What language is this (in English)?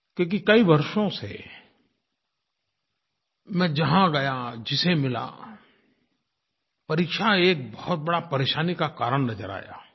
Hindi